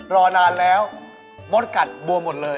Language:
Thai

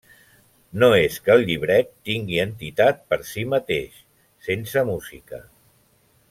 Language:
Catalan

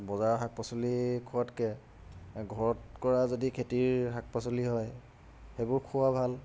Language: Assamese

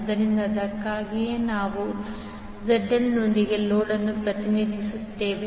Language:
Kannada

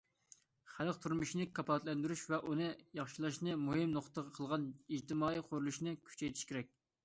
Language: Uyghur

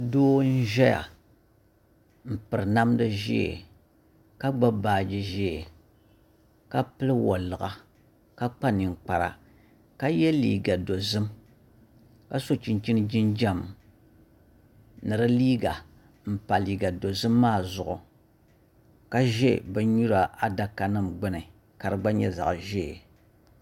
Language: Dagbani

